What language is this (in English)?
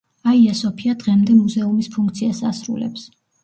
Georgian